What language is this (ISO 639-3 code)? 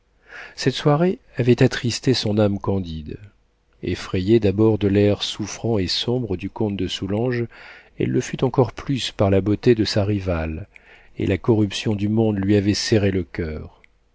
fra